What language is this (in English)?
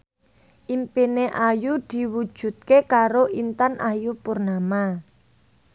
Javanese